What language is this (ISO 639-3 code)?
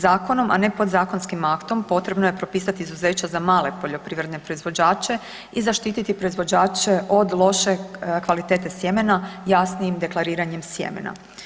hrv